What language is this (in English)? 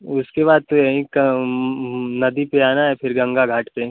Hindi